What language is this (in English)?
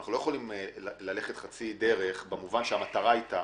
Hebrew